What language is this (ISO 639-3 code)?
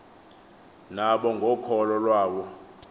xho